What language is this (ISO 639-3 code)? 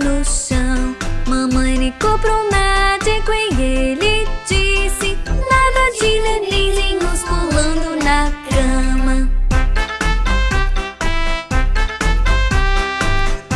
ind